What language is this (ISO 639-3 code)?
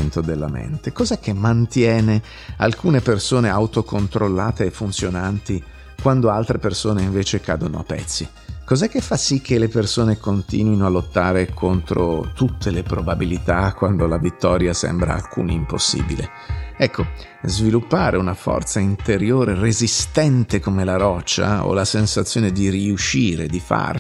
ita